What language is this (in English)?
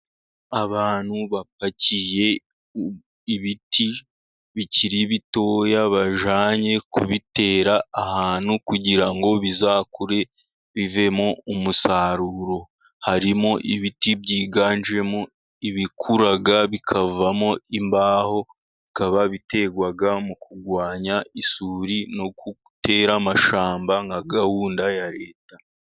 Kinyarwanda